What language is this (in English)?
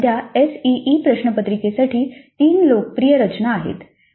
Marathi